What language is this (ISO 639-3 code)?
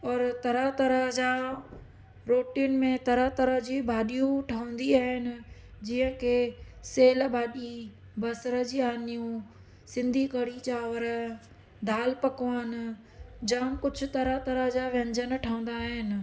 snd